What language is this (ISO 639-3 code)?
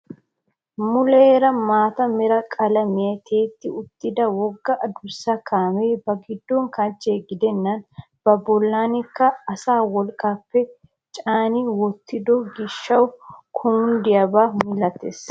wal